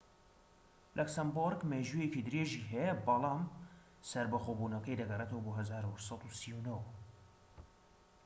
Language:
Central Kurdish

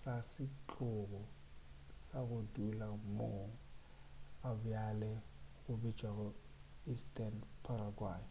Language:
Northern Sotho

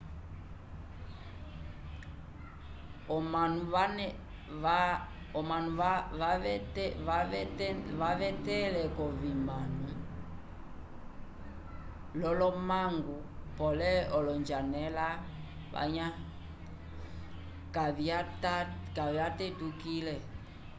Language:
Umbundu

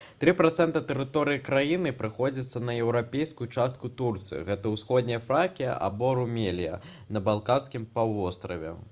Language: Belarusian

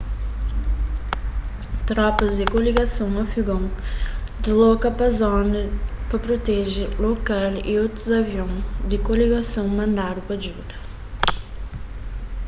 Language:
Kabuverdianu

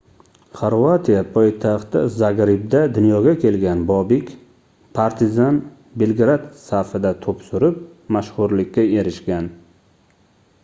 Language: Uzbek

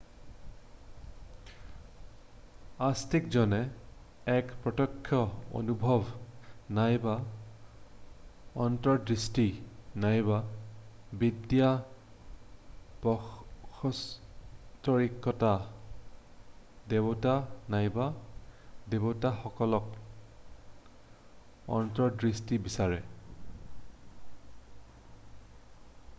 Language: Assamese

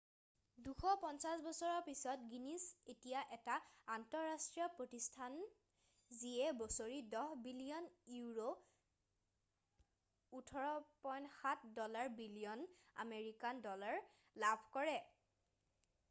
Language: Assamese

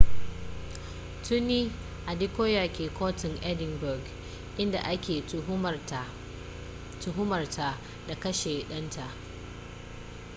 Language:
Hausa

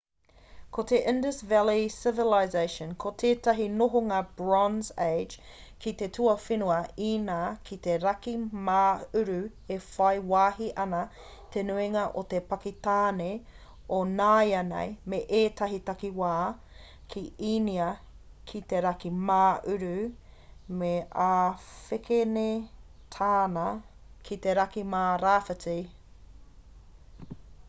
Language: Māori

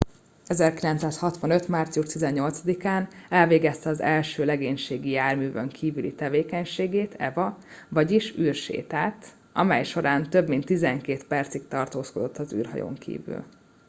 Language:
Hungarian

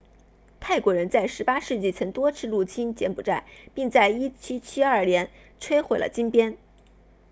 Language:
Chinese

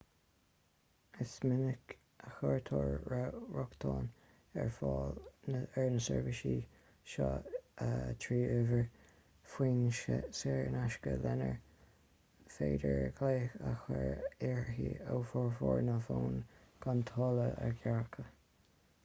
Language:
Irish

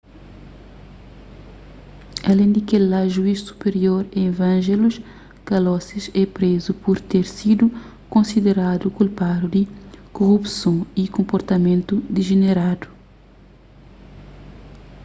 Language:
Kabuverdianu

